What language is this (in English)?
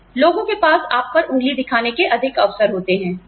Hindi